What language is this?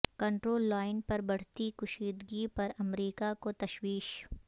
Urdu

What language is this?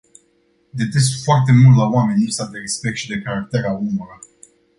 Romanian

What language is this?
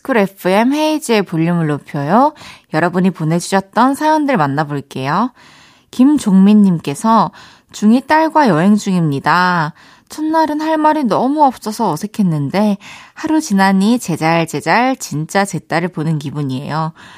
Korean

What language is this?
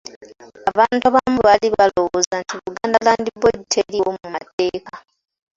Ganda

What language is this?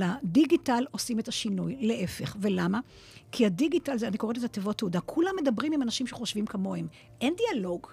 Hebrew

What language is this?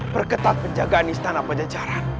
Indonesian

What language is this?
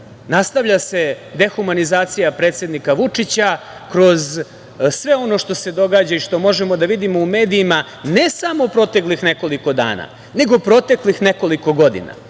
Serbian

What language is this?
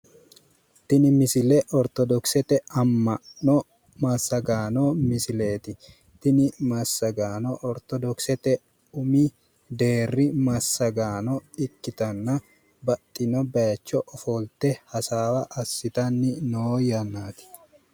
Sidamo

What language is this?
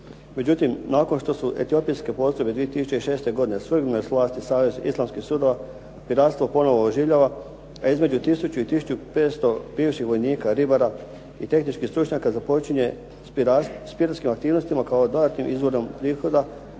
Croatian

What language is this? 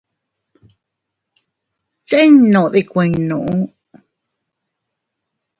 Teutila Cuicatec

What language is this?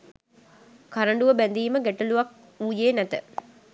Sinhala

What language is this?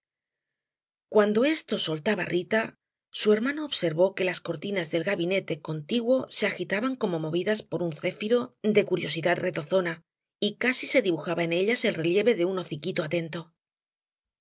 Spanish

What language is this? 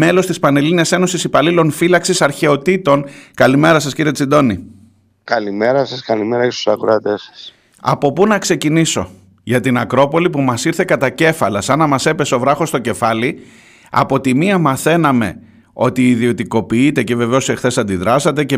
Greek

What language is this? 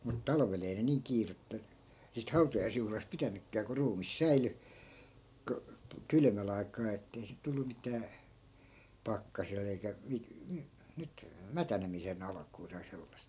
Finnish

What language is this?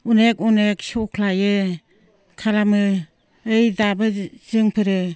Bodo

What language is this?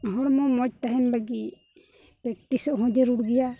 Santali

